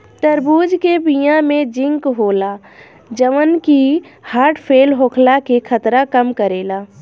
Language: Bhojpuri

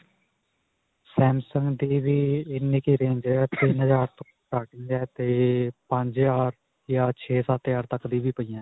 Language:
Punjabi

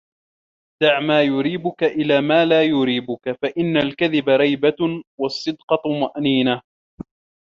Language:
Arabic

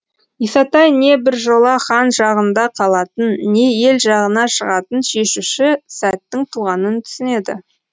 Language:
Kazakh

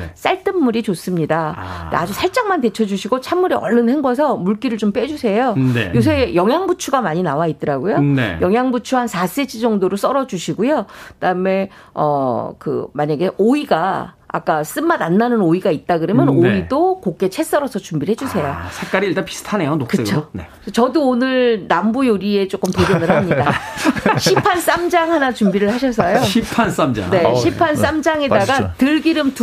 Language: Korean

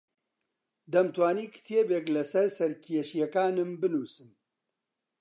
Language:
Central Kurdish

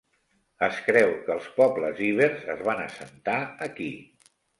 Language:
Catalan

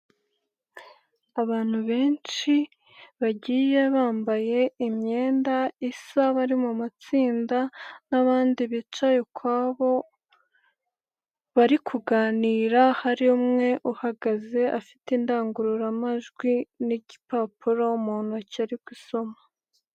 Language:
Kinyarwanda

